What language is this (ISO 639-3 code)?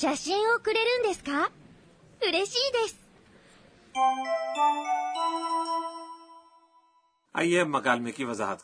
urd